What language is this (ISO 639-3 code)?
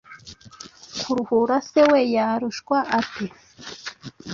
kin